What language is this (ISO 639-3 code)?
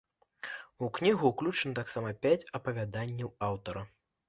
bel